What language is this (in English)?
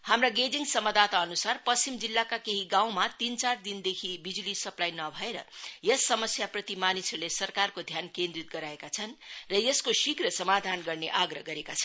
Nepali